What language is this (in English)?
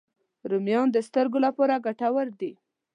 Pashto